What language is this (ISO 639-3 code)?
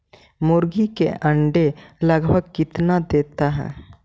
mag